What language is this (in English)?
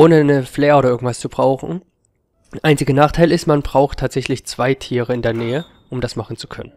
German